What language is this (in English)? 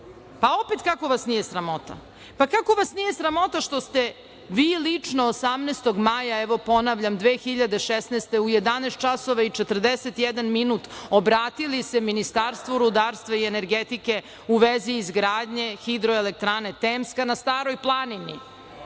Serbian